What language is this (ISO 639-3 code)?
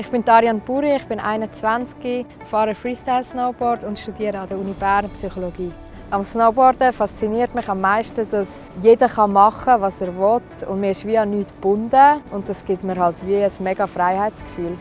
deu